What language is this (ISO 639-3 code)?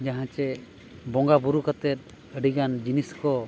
sat